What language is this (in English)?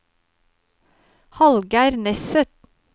Norwegian